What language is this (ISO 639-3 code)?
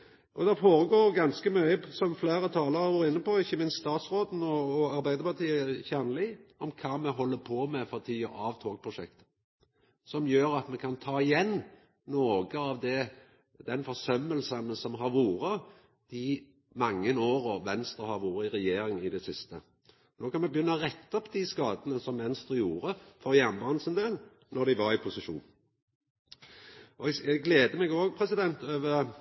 nno